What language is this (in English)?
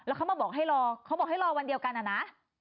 Thai